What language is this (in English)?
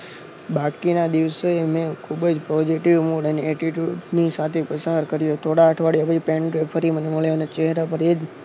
Gujarati